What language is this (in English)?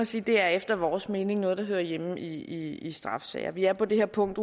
Danish